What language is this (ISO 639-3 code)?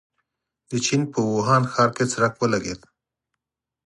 pus